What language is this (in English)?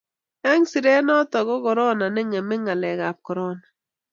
Kalenjin